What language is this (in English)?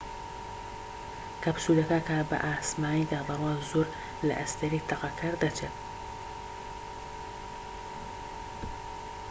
Central Kurdish